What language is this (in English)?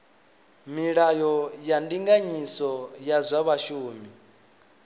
Venda